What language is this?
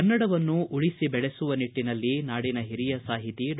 Kannada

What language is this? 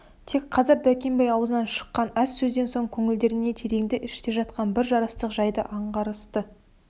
Kazakh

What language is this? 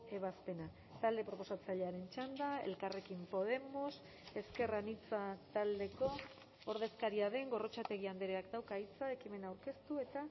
Basque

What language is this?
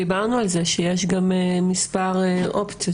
Hebrew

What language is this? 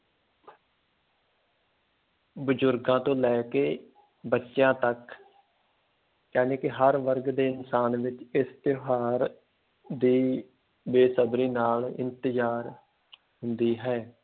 Punjabi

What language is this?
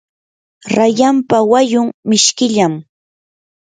Yanahuanca Pasco Quechua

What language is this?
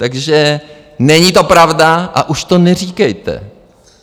Czech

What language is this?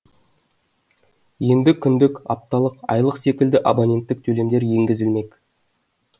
Kazakh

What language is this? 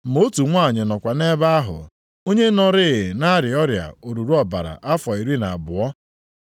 Igbo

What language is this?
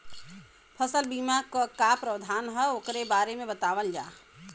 Bhojpuri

